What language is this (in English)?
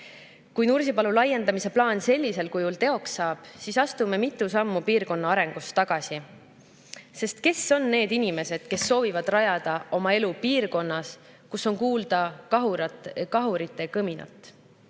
Estonian